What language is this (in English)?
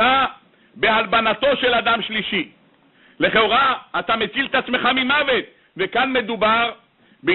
Hebrew